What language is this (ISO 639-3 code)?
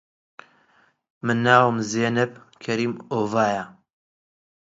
ckb